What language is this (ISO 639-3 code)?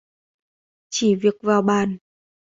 vie